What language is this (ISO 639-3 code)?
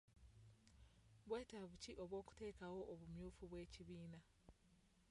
lug